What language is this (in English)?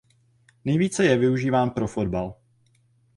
Czech